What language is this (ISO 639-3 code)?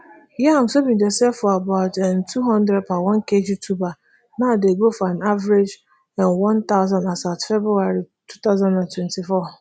pcm